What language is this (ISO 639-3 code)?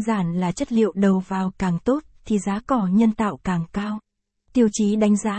vie